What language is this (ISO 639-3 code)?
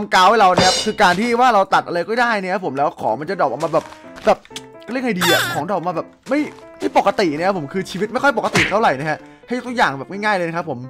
tha